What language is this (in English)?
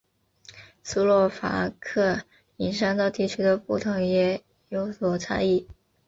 Chinese